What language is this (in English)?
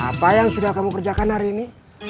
Indonesian